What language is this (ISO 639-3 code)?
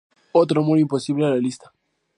spa